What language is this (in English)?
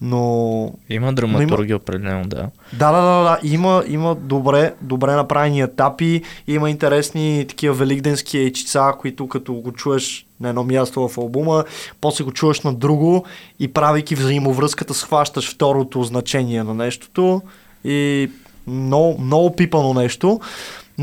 Bulgarian